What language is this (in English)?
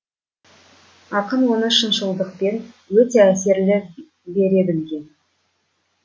Kazakh